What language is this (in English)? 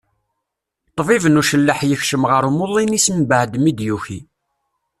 Kabyle